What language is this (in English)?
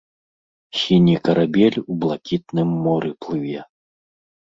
Belarusian